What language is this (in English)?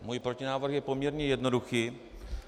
Czech